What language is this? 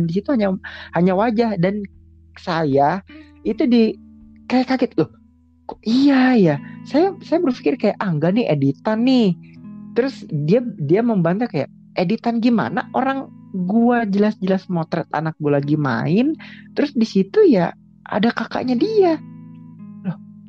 Indonesian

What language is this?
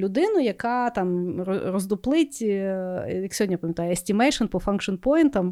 Ukrainian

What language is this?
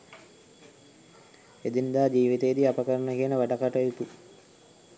Sinhala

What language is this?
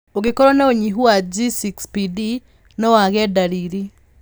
Kikuyu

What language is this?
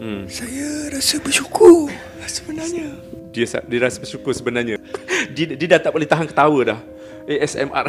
Malay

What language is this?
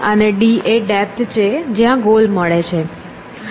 Gujarati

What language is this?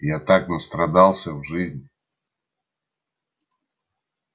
Russian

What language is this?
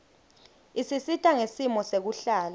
Swati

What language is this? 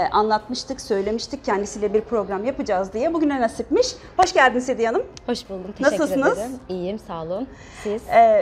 Turkish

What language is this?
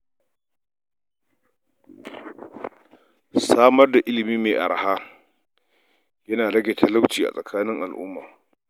Hausa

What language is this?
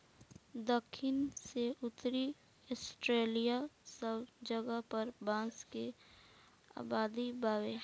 Bhojpuri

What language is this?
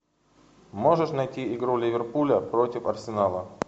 Russian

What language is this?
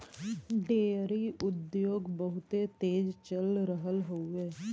Bhojpuri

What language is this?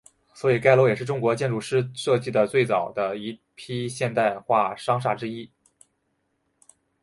Chinese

